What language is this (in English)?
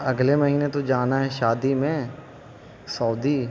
Urdu